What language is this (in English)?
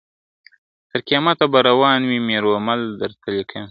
Pashto